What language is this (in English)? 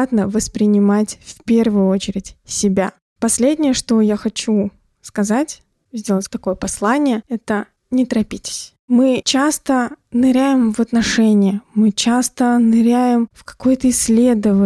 Russian